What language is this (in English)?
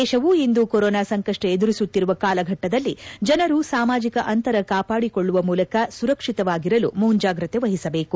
Kannada